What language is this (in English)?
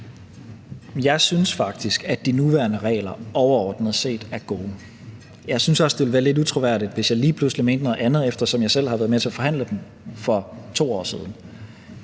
Danish